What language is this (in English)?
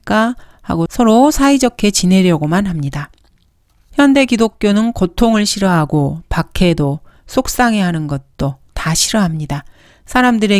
Korean